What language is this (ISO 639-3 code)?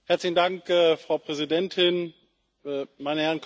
deu